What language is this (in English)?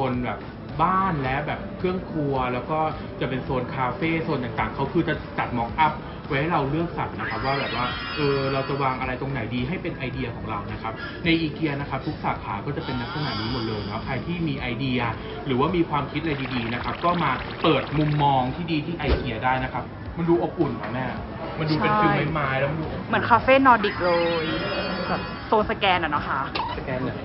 Thai